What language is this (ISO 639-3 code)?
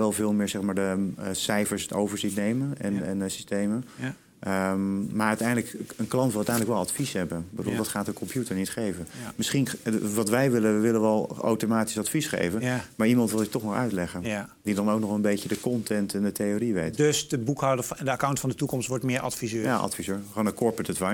nld